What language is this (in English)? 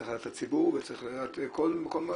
Hebrew